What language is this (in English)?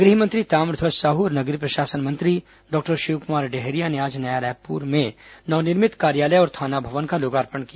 Hindi